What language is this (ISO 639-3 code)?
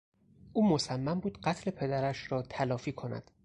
fas